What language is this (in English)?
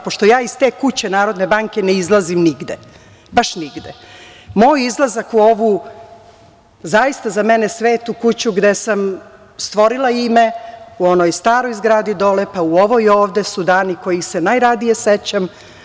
Serbian